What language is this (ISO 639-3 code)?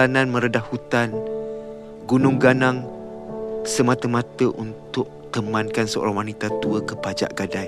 msa